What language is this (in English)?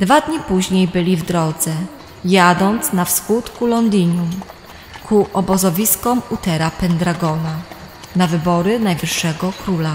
Polish